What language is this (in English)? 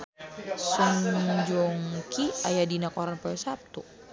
Sundanese